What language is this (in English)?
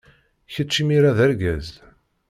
Kabyle